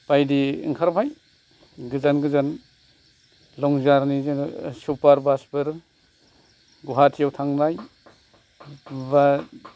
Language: Bodo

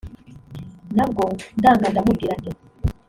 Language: Kinyarwanda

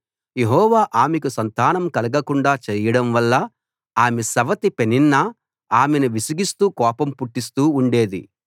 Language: Telugu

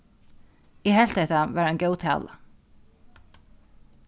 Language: Faroese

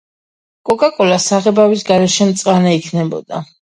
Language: Georgian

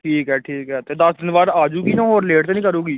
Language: Punjabi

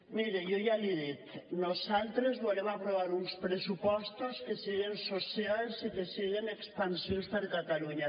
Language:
Catalan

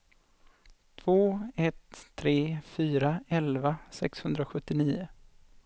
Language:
Swedish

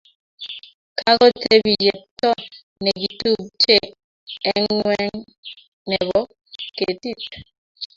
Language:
Kalenjin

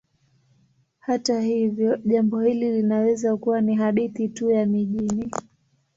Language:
Swahili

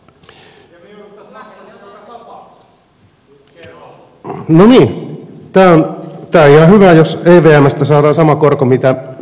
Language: Finnish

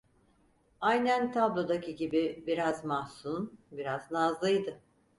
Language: Turkish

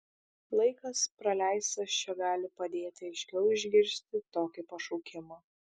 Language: Lithuanian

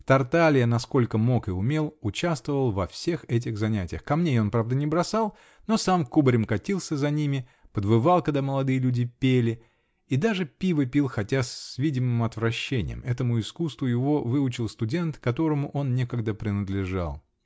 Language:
Russian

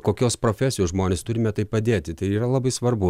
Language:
Lithuanian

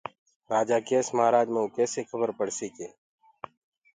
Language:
Gurgula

